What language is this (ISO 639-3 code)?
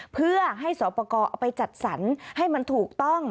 tha